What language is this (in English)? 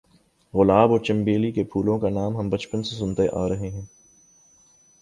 Urdu